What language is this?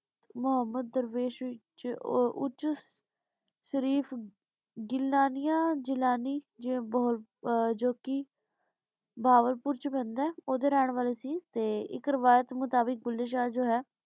Punjabi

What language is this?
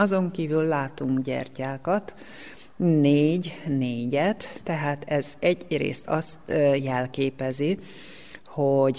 Hungarian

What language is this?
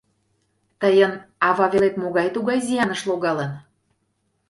Mari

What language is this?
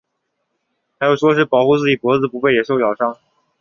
Chinese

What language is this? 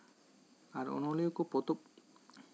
Santali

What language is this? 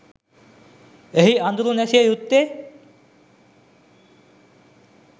Sinhala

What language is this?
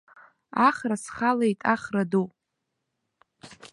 Abkhazian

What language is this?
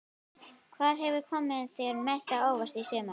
Icelandic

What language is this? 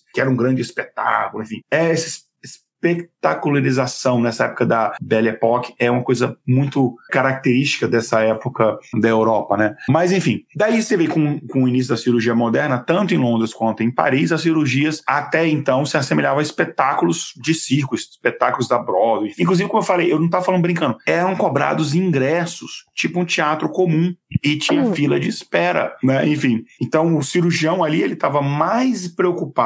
Portuguese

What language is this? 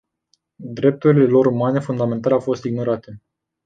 Romanian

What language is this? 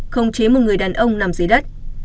Vietnamese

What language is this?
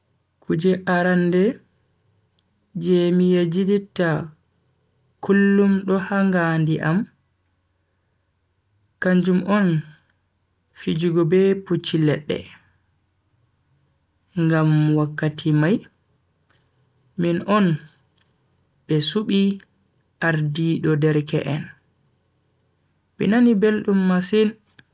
Bagirmi Fulfulde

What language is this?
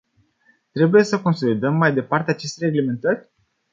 Romanian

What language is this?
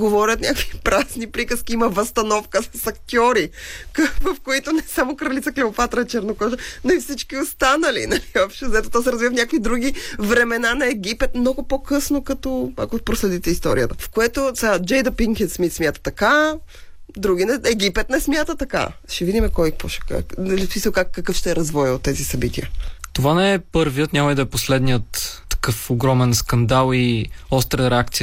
Bulgarian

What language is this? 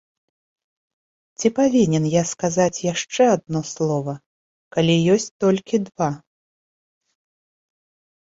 Belarusian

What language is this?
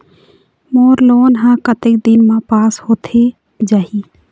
Chhattisgarhi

